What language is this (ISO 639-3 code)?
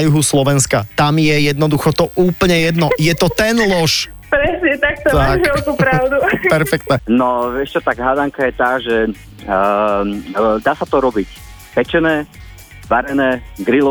slk